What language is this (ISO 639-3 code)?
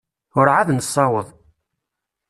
kab